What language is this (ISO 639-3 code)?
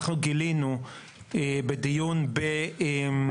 heb